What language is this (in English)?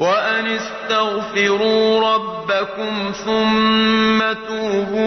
Arabic